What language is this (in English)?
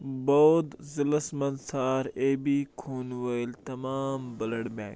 Kashmiri